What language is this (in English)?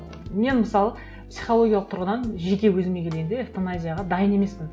Kazakh